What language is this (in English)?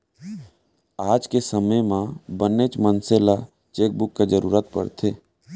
Chhattisgarhi